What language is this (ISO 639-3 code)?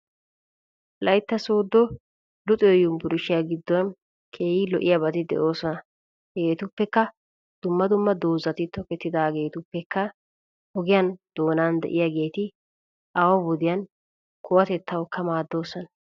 wal